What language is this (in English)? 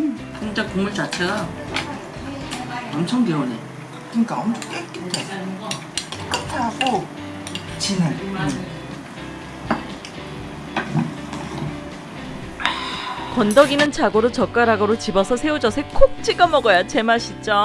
Korean